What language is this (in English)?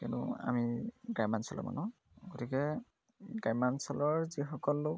Assamese